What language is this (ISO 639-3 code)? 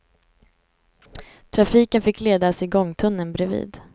swe